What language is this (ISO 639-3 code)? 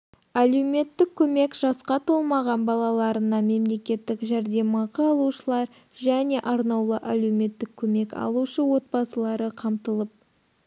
kaz